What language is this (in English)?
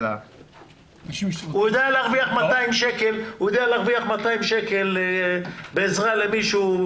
Hebrew